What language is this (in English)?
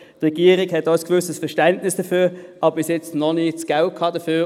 Swiss German